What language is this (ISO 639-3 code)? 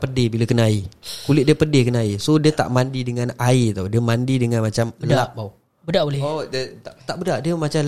msa